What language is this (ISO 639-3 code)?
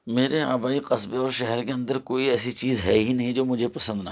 urd